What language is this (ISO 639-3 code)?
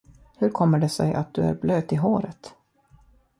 swe